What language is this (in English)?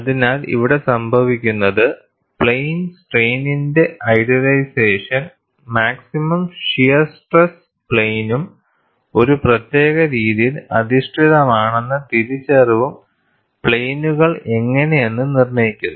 Malayalam